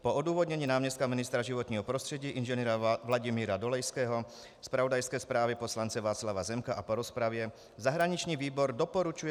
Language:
Czech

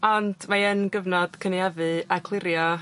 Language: Welsh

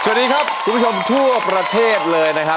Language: Thai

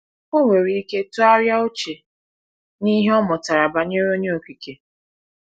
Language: Igbo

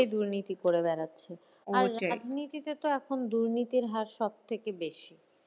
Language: Bangla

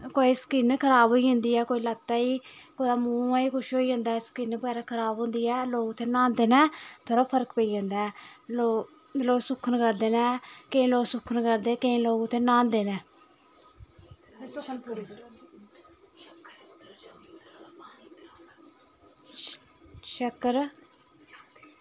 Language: Dogri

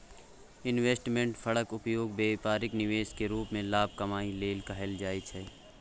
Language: Maithili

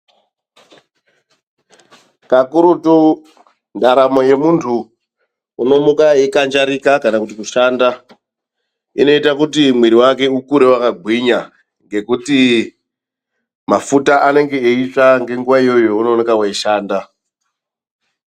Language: Ndau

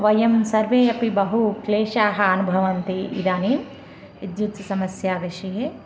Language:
Sanskrit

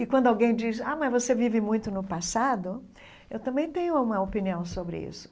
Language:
Portuguese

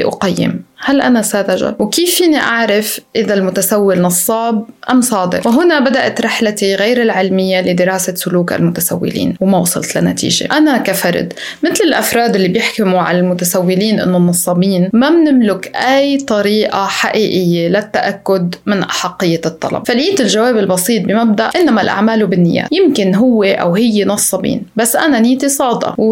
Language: Arabic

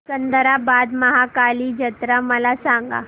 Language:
Marathi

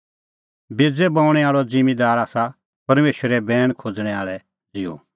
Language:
Kullu Pahari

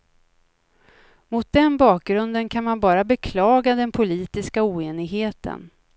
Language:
Swedish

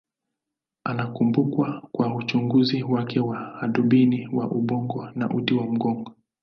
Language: Swahili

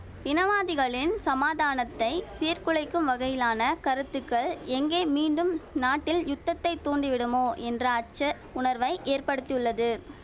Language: Tamil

